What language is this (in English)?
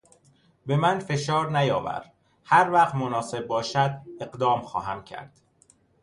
Persian